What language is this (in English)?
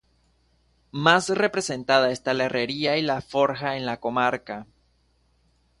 Spanish